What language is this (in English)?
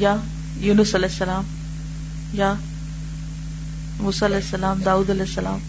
Urdu